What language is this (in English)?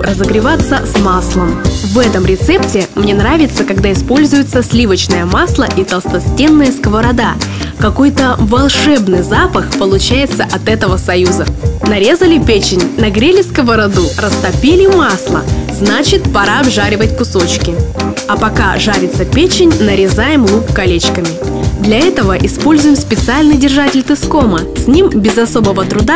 Russian